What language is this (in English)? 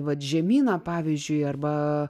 Lithuanian